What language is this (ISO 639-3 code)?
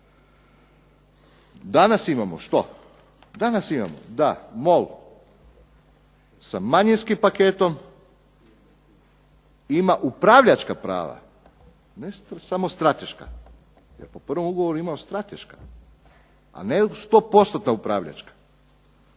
hrv